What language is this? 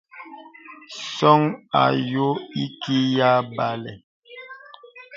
Bebele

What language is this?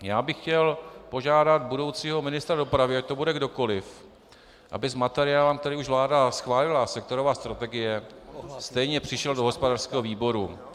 Czech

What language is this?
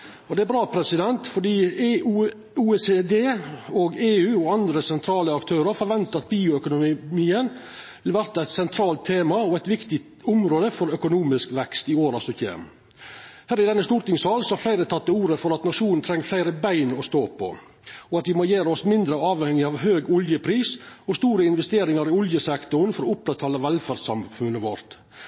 Norwegian Nynorsk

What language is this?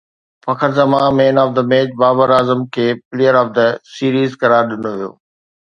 Sindhi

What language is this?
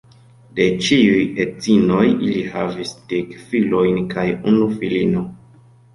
Esperanto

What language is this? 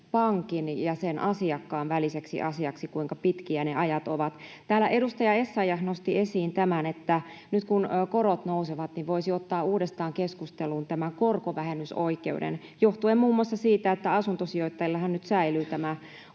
Finnish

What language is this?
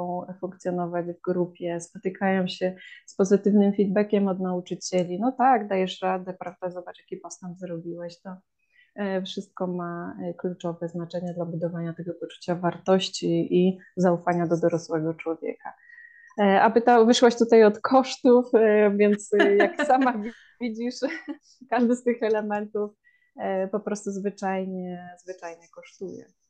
Polish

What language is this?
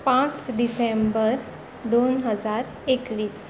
Konkani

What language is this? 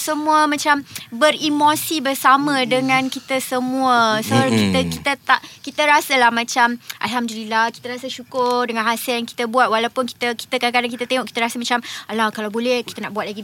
Malay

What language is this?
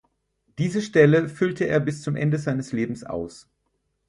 German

